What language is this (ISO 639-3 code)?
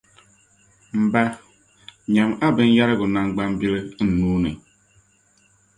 dag